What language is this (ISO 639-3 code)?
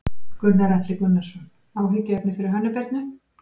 isl